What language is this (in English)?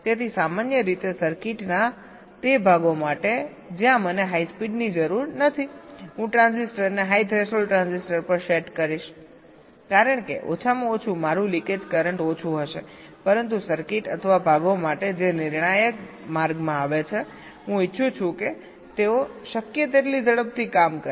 Gujarati